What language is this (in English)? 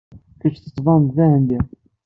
Kabyle